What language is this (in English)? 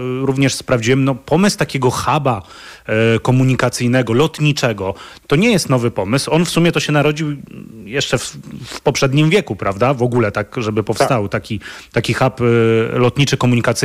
Polish